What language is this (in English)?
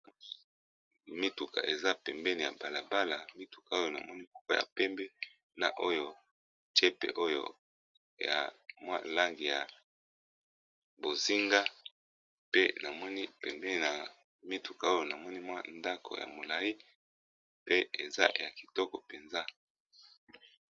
Lingala